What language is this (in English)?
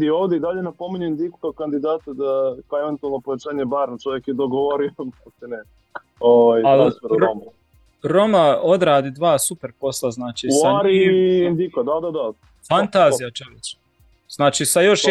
Croatian